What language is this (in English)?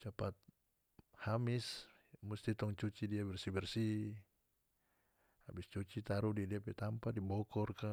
North Moluccan Malay